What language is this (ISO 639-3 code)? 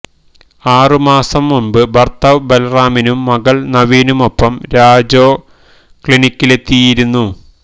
mal